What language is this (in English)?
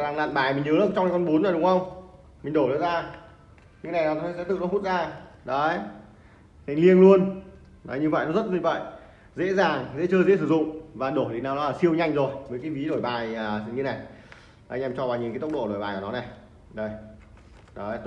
Vietnamese